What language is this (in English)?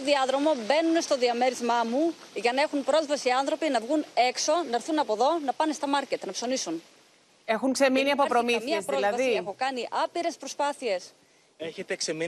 Greek